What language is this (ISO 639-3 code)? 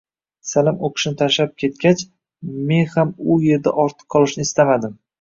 uzb